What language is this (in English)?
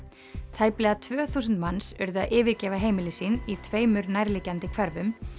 Icelandic